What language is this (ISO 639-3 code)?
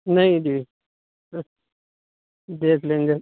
urd